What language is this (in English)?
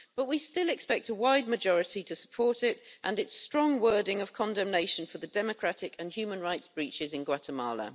English